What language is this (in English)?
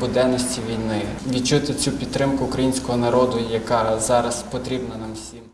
Ukrainian